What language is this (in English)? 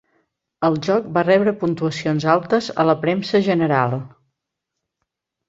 Catalan